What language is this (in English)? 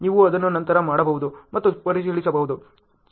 Kannada